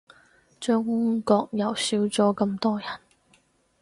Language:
Cantonese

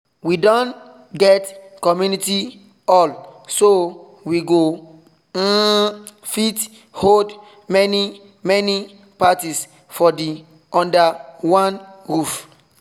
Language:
Nigerian Pidgin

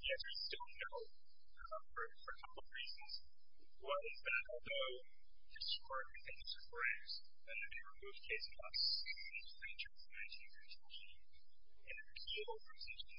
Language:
English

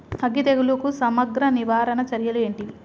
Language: Telugu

